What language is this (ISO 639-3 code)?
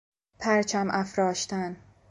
fas